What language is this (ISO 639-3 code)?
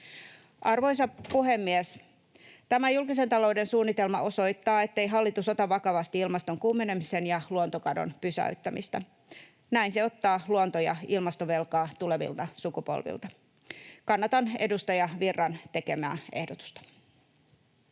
fin